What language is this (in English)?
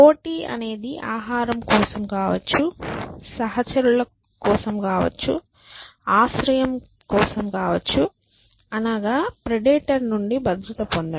Telugu